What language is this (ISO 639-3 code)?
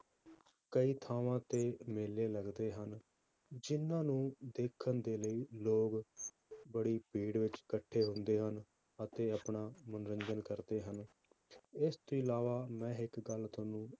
pan